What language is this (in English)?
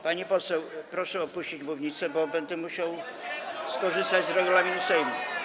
Polish